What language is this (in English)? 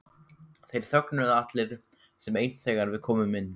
Icelandic